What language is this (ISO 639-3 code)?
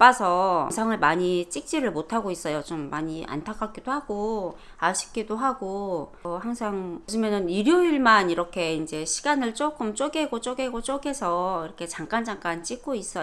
kor